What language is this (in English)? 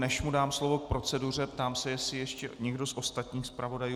Czech